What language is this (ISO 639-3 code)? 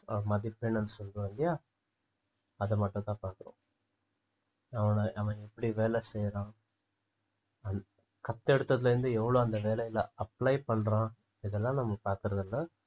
tam